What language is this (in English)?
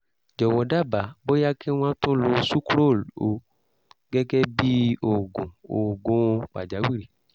Yoruba